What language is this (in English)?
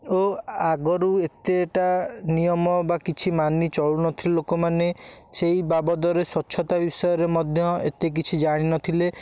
Odia